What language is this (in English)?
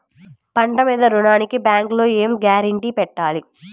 Telugu